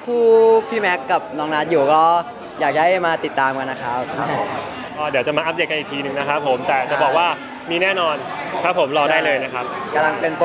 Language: Thai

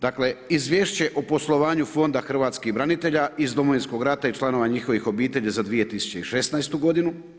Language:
Croatian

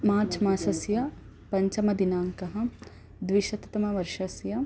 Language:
Sanskrit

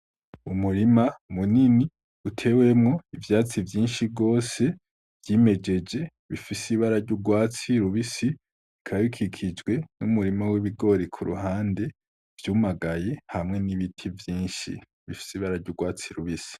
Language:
Rundi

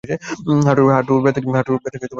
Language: Bangla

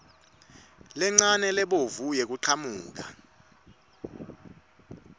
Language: Swati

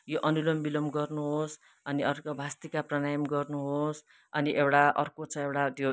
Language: Nepali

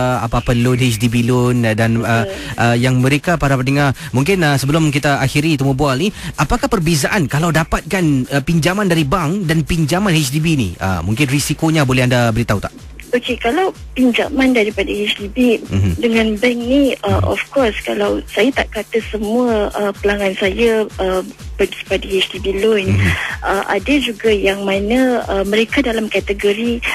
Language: Malay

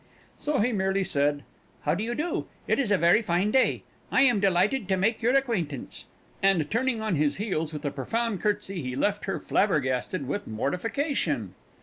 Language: English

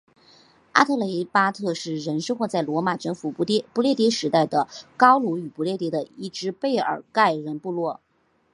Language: Chinese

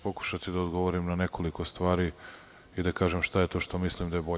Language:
Serbian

